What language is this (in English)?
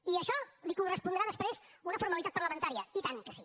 Catalan